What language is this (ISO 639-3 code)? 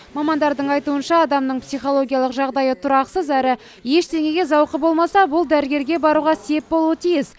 kaz